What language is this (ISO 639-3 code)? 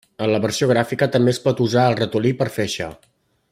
cat